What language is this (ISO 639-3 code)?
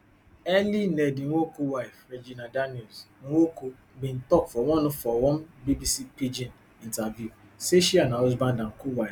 pcm